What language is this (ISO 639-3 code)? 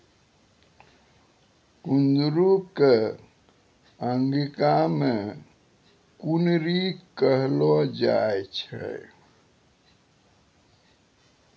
mai